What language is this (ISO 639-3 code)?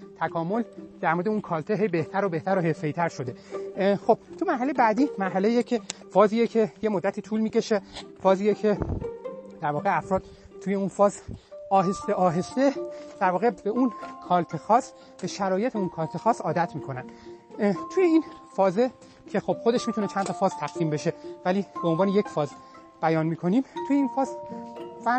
fas